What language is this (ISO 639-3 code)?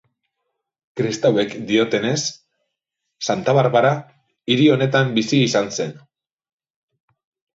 eus